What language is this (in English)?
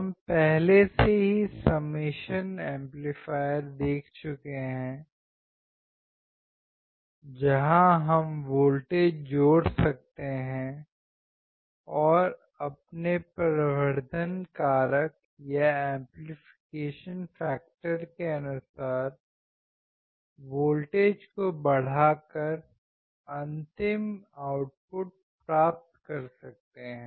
Hindi